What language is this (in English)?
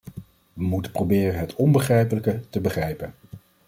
Dutch